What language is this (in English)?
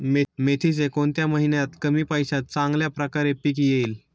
Marathi